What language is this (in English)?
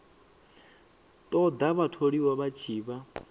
Venda